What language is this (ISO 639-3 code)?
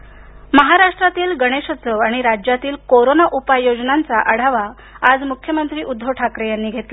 mar